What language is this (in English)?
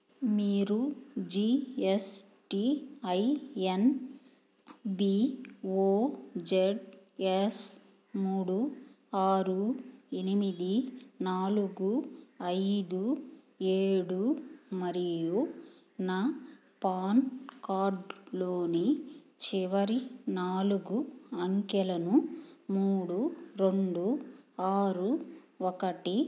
Telugu